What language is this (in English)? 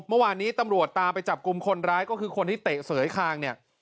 Thai